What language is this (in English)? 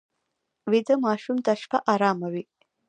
Pashto